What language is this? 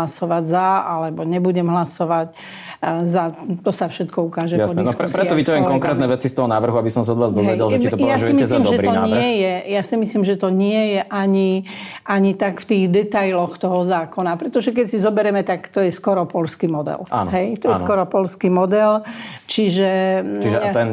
Slovak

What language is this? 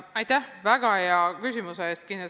Estonian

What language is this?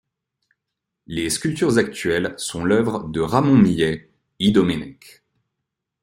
French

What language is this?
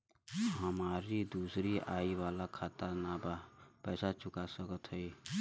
Bhojpuri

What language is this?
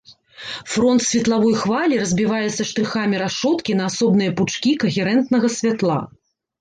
Belarusian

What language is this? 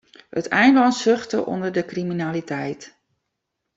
Western Frisian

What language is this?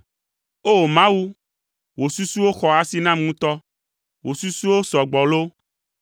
Ewe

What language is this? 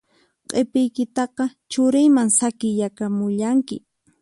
Puno Quechua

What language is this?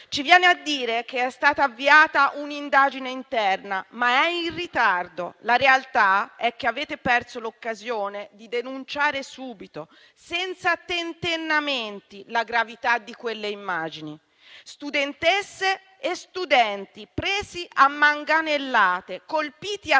Italian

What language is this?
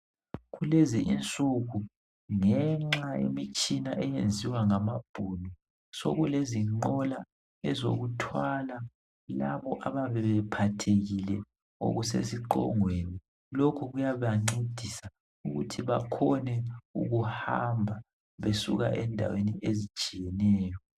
North Ndebele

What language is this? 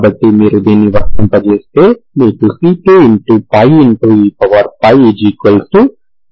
Telugu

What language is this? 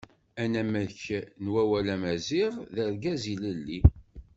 Kabyle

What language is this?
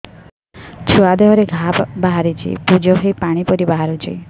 Odia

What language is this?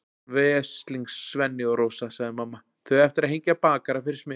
Icelandic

